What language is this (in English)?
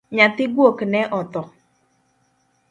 Luo (Kenya and Tanzania)